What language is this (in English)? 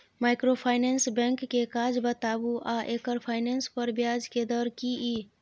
Maithili